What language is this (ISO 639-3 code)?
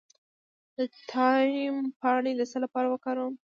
pus